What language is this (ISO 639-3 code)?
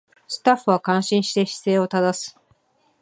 jpn